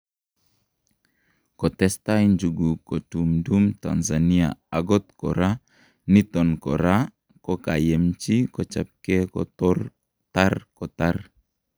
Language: Kalenjin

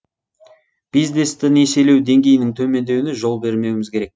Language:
Kazakh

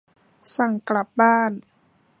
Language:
Thai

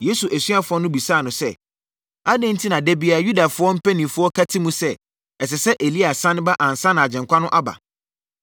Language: Akan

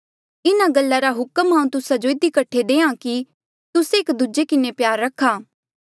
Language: Mandeali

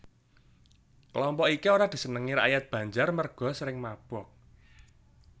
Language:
Javanese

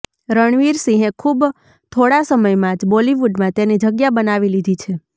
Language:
Gujarati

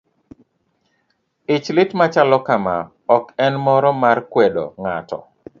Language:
Luo (Kenya and Tanzania)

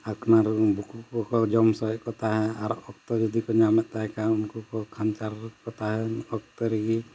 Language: Santali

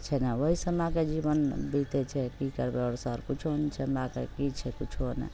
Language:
Maithili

